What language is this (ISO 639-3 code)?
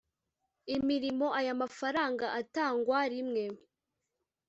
kin